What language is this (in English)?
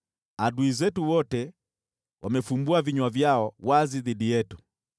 Swahili